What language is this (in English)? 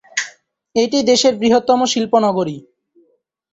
Bangla